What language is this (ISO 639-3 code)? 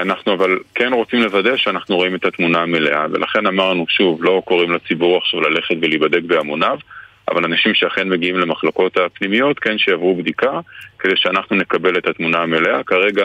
heb